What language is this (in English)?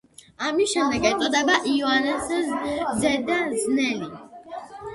Georgian